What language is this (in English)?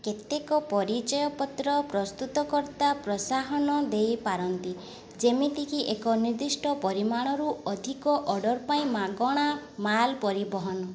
Odia